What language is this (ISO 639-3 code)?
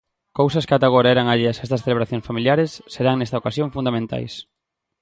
glg